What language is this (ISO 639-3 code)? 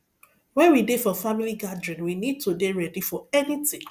pcm